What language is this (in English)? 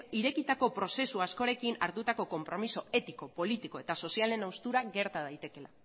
Basque